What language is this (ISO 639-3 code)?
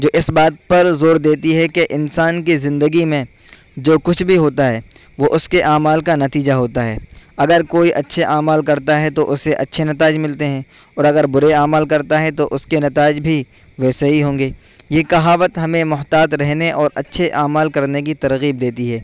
urd